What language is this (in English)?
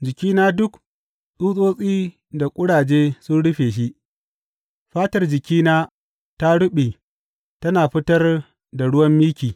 Hausa